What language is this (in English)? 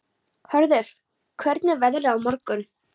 Icelandic